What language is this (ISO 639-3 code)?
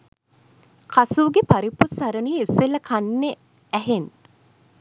sin